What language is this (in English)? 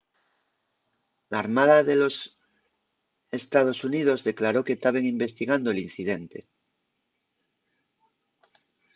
Asturian